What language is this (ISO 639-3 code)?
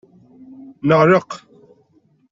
kab